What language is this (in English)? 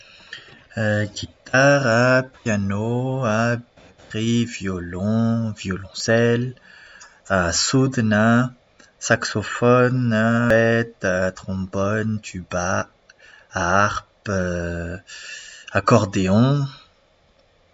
Malagasy